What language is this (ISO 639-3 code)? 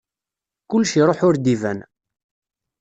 kab